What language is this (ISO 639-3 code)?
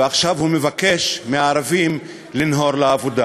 heb